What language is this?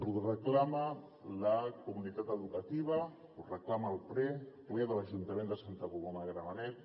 Catalan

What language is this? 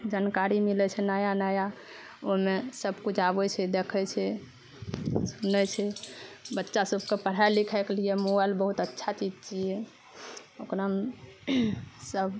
Maithili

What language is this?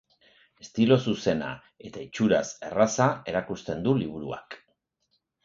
Basque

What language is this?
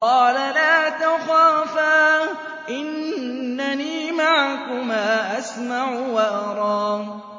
Arabic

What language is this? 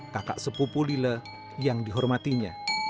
Indonesian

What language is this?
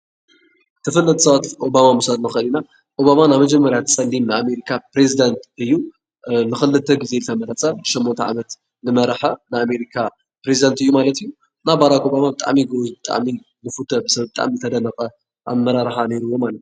Tigrinya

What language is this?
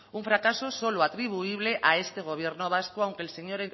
Spanish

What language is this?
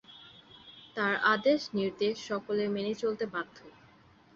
Bangla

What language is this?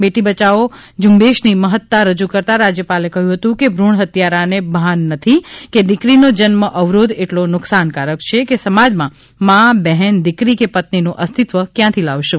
Gujarati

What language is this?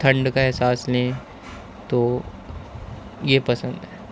Urdu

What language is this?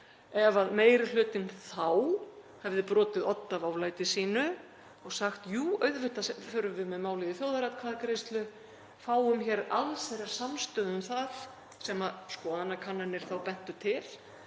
Icelandic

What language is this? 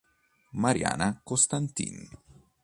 Italian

